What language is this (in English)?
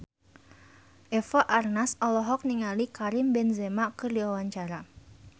Sundanese